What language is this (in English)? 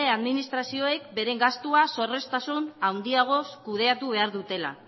Basque